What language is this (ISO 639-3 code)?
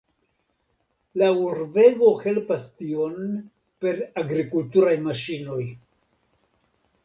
epo